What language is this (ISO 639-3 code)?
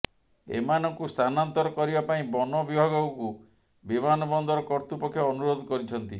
ori